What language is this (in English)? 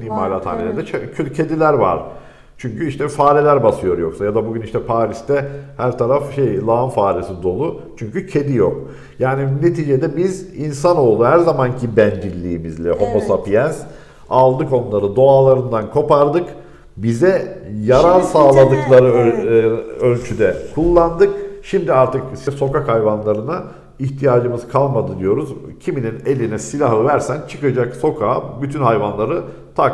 Turkish